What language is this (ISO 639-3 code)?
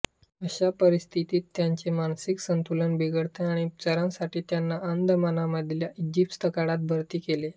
mar